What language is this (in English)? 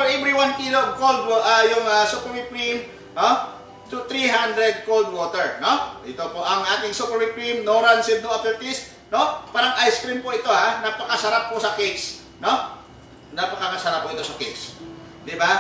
Filipino